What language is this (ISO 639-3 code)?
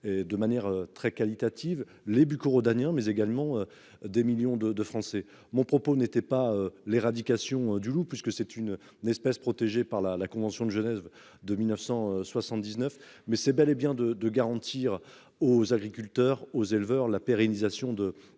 fra